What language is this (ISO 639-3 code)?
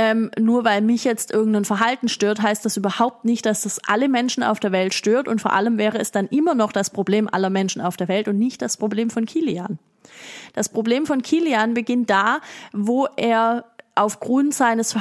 deu